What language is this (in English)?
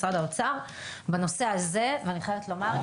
Hebrew